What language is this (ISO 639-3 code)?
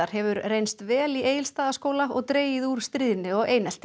isl